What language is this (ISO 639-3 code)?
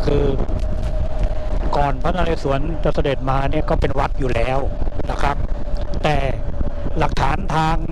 tha